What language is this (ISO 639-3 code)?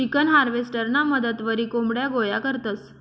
mar